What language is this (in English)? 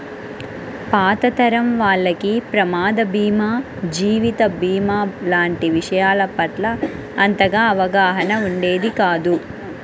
Telugu